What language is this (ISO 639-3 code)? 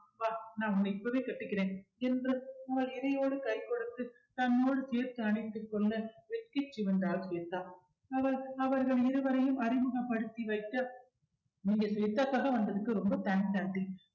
tam